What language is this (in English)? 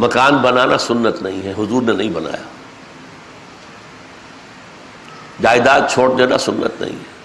Urdu